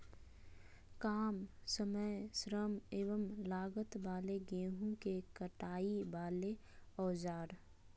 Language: Magahi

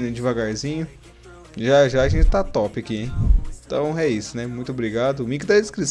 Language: Portuguese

